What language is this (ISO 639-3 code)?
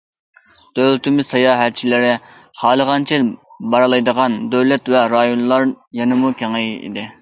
uig